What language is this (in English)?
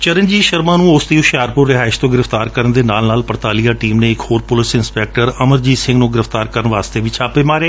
Punjabi